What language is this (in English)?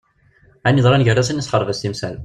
Kabyle